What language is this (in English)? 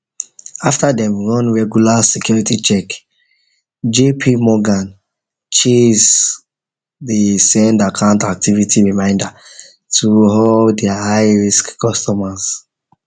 Nigerian Pidgin